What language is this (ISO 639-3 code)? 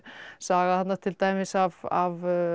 isl